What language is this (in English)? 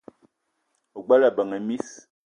Eton (Cameroon)